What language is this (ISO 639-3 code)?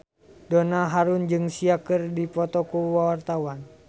sun